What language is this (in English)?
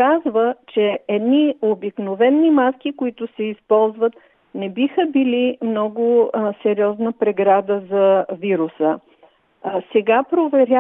Bulgarian